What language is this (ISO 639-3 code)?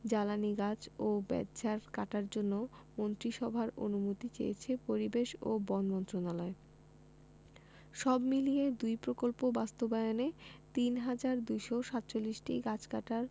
ben